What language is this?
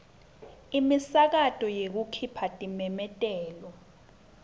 Swati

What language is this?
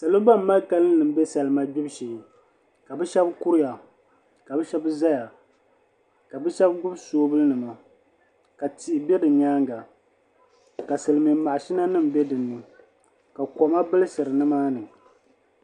Dagbani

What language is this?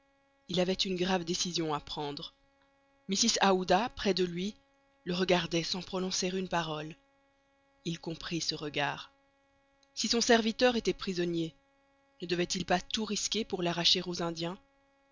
French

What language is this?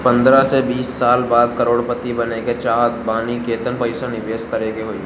Bhojpuri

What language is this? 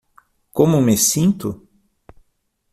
Portuguese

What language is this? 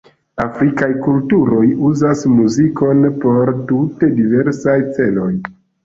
Esperanto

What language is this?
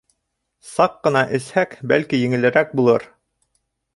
Bashkir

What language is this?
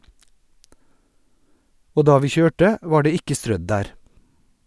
Norwegian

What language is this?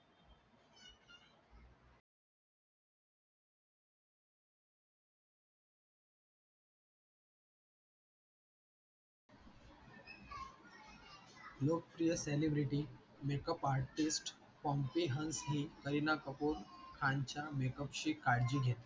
Marathi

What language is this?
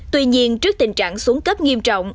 Vietnamese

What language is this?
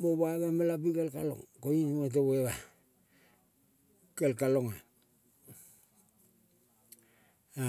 Kol (Papua New Guinea)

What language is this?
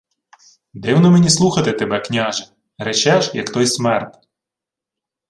Ukrainian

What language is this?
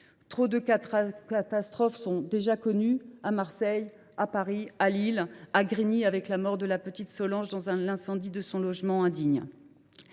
French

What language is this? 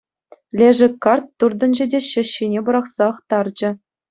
Chuvash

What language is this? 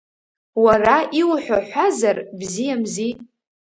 Abkhazian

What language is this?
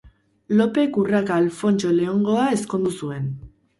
Basque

